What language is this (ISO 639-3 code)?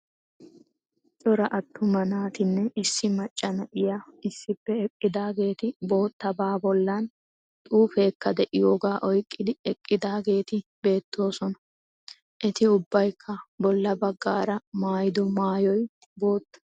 wal